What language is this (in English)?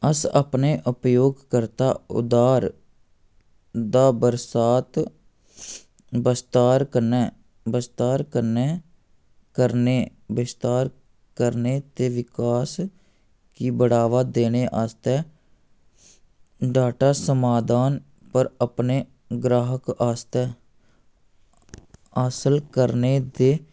Dogri